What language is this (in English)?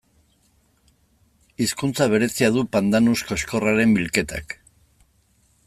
Basque